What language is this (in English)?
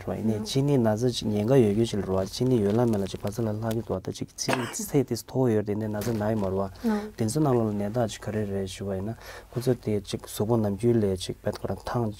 Korean